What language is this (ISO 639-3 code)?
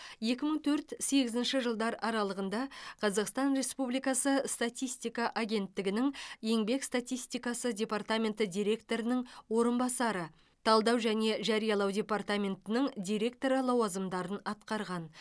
kaz